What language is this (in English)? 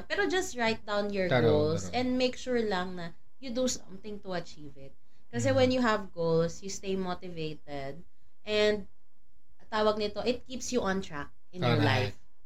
Filipino